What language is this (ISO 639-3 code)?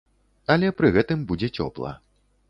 bel